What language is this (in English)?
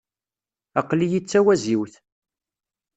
Kabyle